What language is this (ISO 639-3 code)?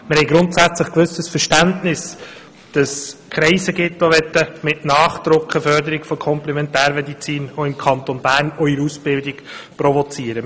gsw